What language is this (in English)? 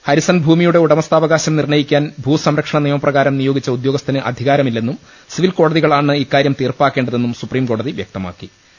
Malayalam